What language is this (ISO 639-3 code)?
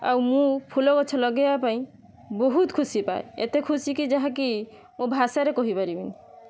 ori